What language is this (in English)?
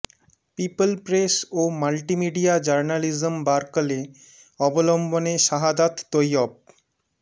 Bangla